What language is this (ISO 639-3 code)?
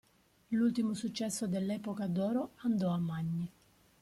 ita